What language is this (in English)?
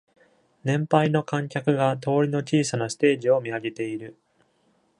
Japanese